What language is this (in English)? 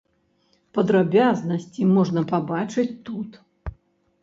Belarusian